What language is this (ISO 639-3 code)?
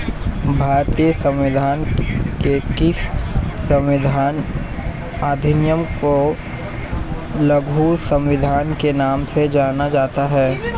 hin